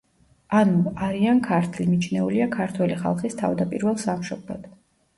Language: Georgian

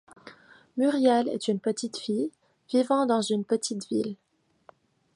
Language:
French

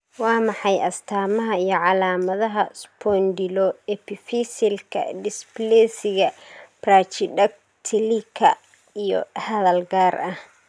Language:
Somali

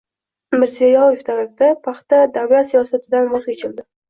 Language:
Uzbek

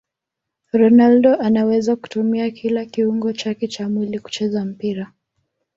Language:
Swahili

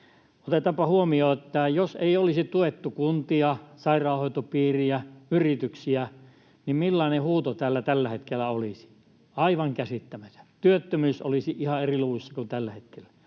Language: Finnish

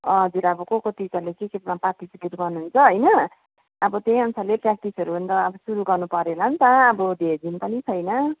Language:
Nepali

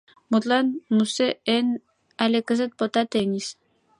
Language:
Mari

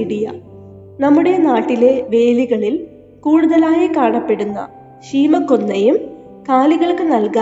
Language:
Malayalam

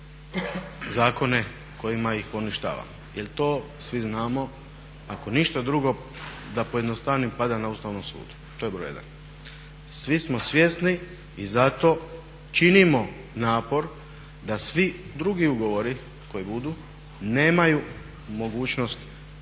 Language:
Croatian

